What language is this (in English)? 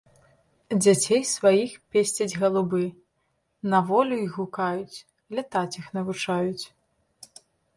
Belarusian